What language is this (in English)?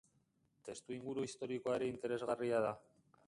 Basque